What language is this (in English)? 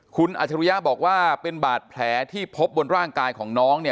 Thai